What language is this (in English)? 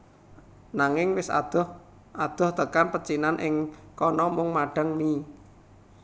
Javanese